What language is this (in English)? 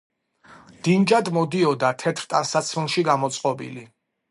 Georgian